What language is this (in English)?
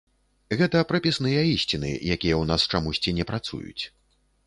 Belarusian